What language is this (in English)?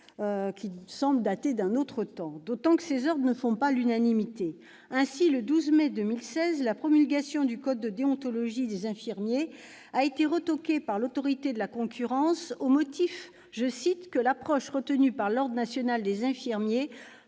French